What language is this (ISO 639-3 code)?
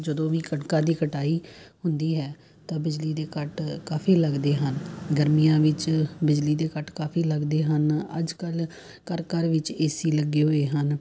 pan